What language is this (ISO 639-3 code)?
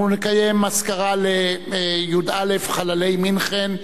heb